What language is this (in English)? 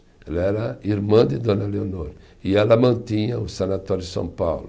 Portuguese